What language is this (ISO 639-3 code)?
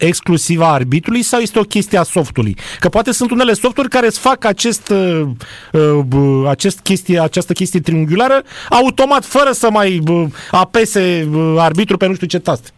ron